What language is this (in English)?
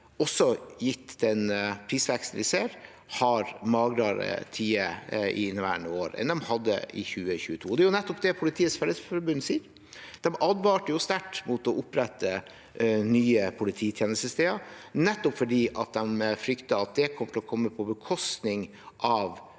Norwegian